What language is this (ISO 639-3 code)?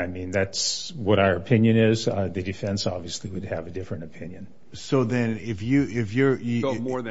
eng